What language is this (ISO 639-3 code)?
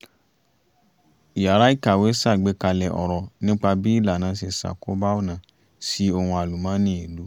yor